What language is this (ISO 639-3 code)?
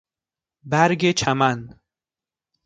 fas